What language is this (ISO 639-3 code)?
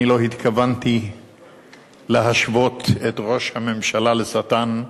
heb